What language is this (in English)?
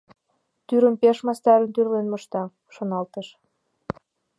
Mari